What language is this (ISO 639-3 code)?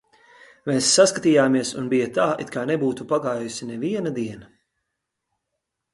lav